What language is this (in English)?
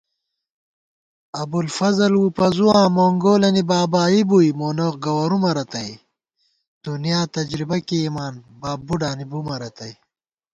Gawar-Bati